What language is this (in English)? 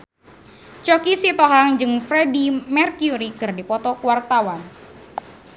Sundanese